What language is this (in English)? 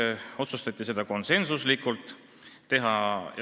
Estonian